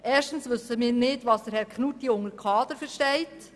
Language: Swiss German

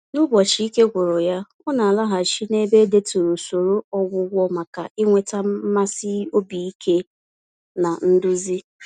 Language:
Igbo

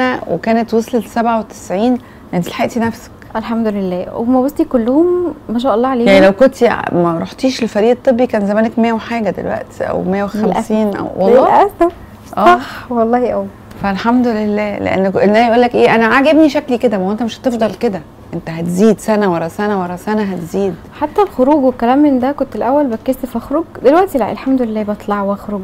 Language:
Arabic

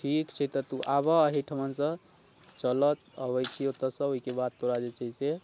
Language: Maithili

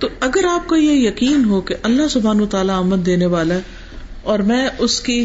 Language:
Urdu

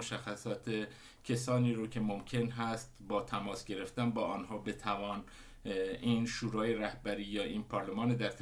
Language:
Persian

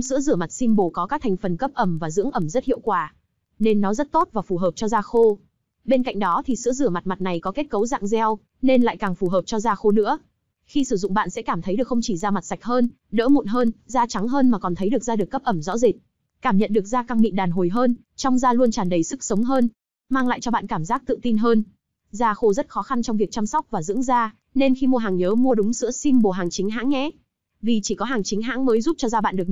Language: Vietnamese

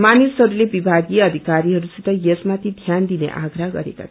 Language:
Nepali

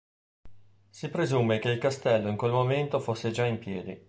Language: Italian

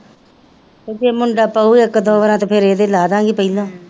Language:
Punjabi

